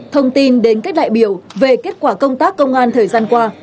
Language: Vietnamese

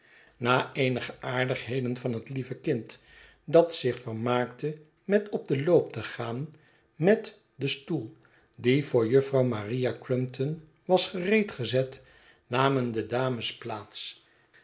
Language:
Dutch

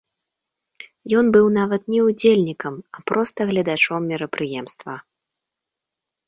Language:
Belarusian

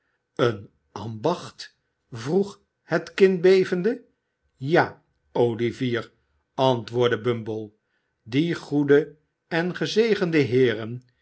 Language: Dutch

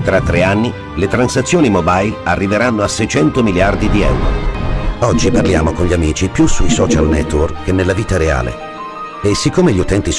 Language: Italian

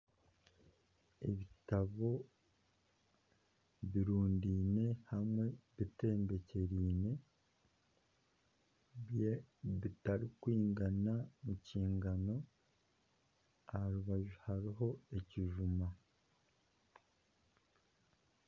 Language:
Nyankole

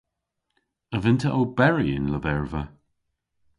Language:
Cornish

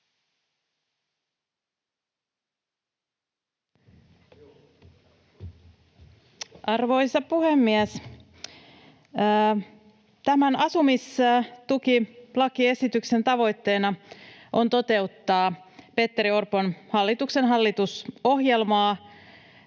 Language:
Finnish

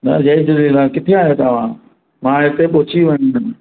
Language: Sindhi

